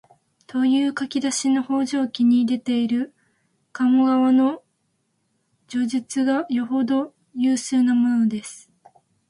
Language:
Japanese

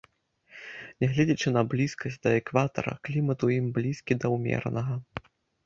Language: Belarusian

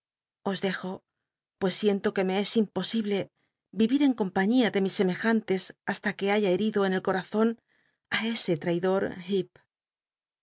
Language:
Spanish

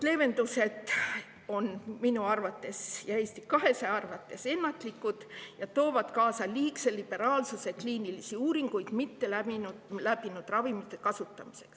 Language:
Estonian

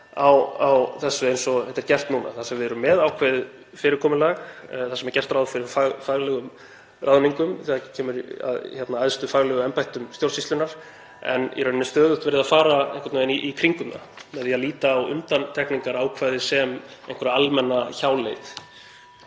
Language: Icelandic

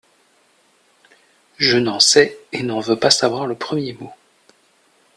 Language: French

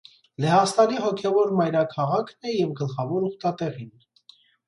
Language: Armenian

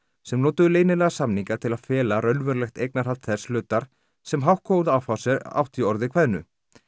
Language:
Icelandic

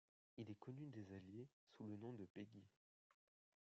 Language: French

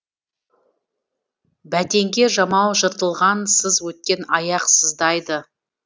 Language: Kazakh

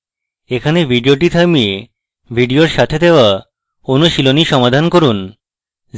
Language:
Bangla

